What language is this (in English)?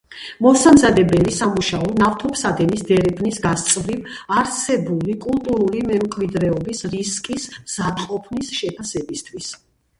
Georgian